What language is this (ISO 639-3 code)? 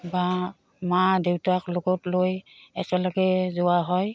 asm